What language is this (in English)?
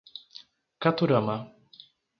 Portuguese